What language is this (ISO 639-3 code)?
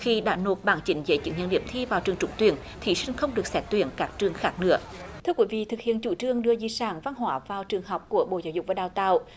vie